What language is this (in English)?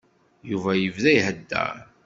Kabyle